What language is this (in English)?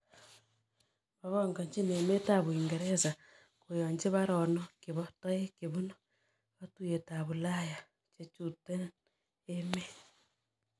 Kalenjin